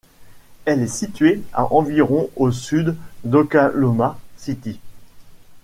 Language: French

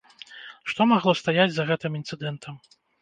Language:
Belarusian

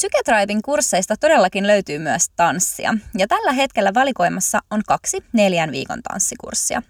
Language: Finnish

